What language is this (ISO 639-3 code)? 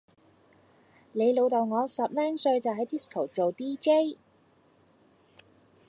yue